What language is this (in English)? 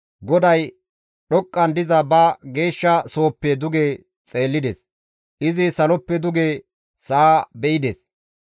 Gamo